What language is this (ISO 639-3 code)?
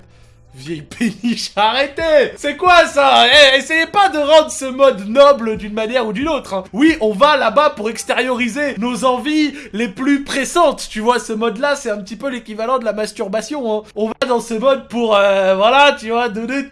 fra